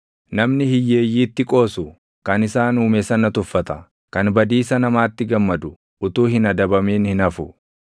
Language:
Oromo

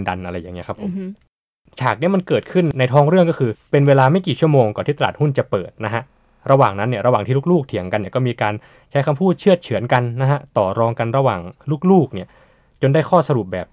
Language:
Thai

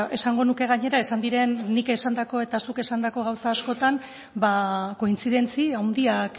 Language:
Basque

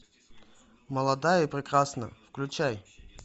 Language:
Russian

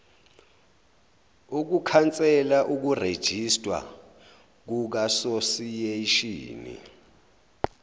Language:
Zulu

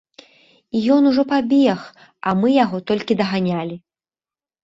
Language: Belarusian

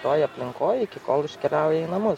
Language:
Lithuanian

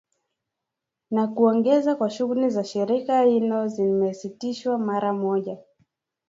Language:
Swahili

